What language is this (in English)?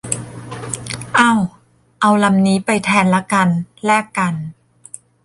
Thai